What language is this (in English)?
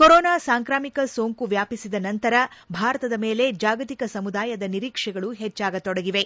Kannada